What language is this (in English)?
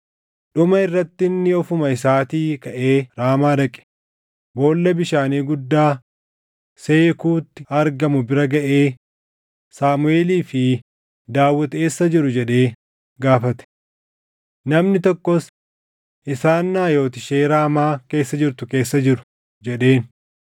Oromo